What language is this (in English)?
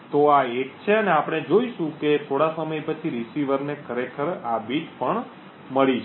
Gujarati